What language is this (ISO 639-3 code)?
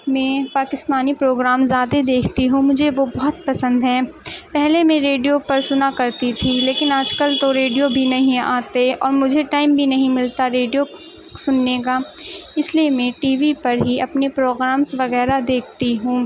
urd